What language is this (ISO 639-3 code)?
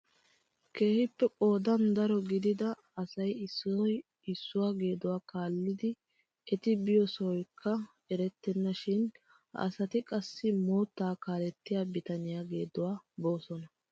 wal